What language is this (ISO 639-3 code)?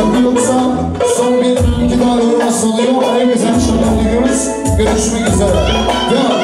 tur